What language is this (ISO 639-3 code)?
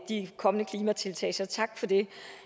dan